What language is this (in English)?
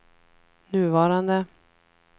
Swedish